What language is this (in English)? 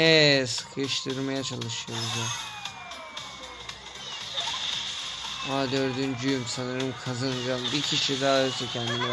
Turkish